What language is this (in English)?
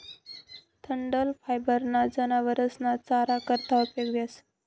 Marathi